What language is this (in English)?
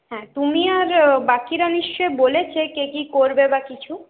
Bangla